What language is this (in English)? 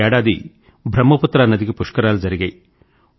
Telugu